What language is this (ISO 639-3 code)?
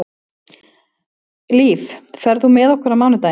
isl